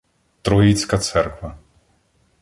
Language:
Ukrainian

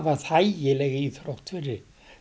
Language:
Icelandic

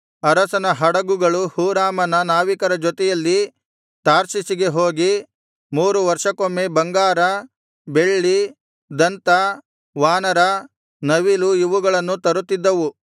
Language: Kannada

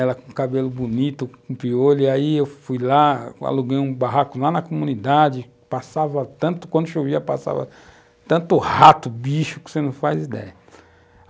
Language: Portuguese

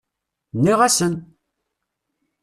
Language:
Kabyle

